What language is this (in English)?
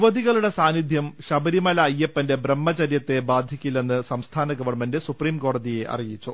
Malayalam